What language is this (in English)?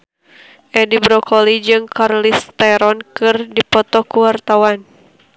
Sundanese